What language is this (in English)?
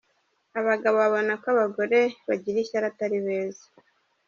Kinyarwanda